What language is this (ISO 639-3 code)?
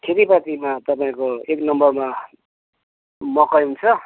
nep